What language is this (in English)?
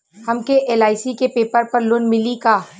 Bhojpuri